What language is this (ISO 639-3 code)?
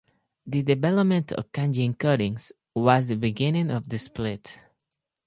eng